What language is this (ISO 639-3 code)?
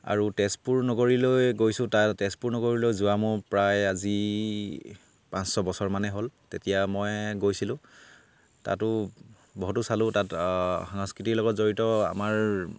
asm